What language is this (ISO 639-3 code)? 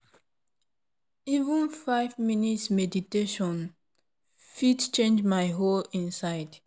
pcm